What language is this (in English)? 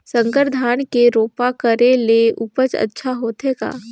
Chhattisgarhi